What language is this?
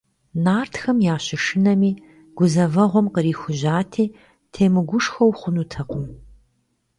Kabardian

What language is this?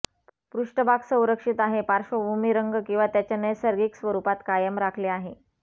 Marathi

